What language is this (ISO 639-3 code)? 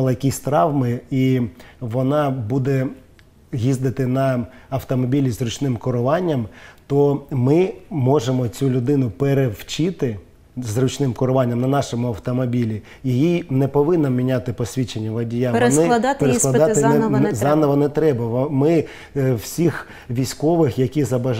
ukr